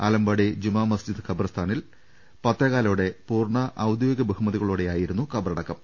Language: Malayalam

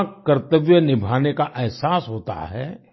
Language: Hindi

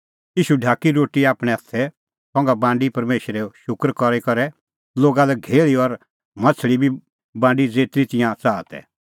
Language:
Kullu Pahari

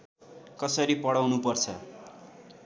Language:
Nepali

